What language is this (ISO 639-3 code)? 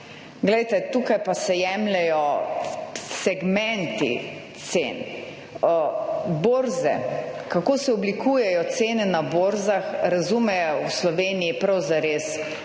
slv